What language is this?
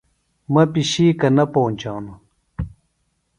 Phalura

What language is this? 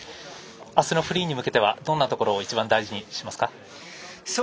Japanese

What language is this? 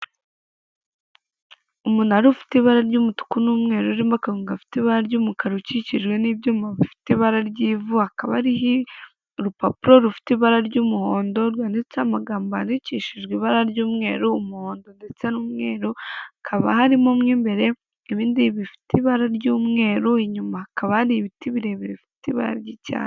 Kinyarwanda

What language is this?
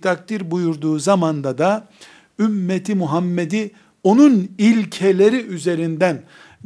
Turkish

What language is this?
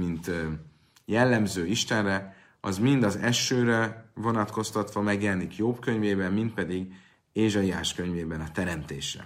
Hungarian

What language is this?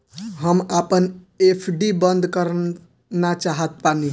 Bhojpuri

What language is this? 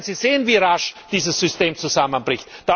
German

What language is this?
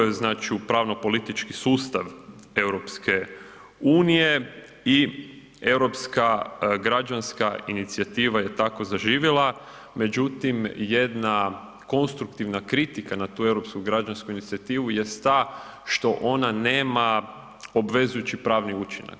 Croatian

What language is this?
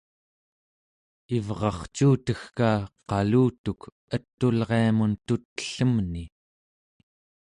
Central Yupik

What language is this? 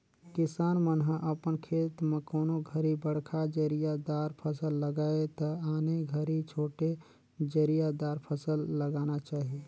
Chhattisgarhi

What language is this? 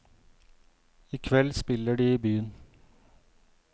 Norwegian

